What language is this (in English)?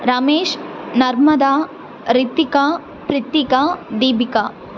Tamil